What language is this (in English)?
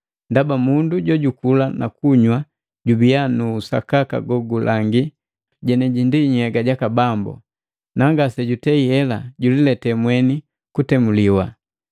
Matengo